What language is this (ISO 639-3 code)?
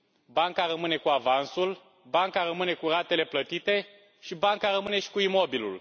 ron